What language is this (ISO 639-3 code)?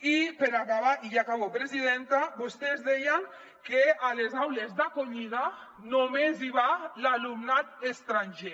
cat